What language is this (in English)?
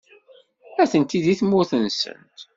Kabyle